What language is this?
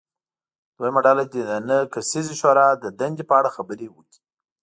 Pashto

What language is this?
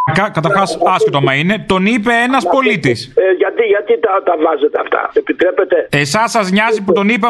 Greek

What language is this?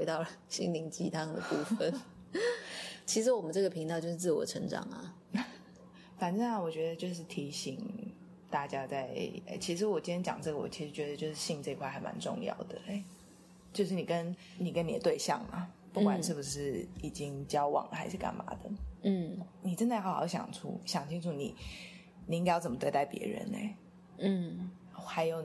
Chinese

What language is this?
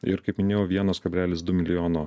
Lithuanian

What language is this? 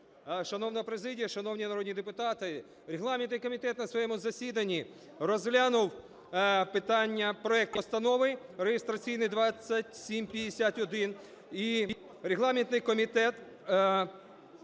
Ukrainian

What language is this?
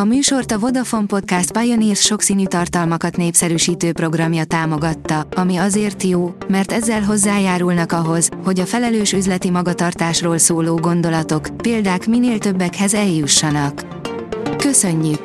Hungarian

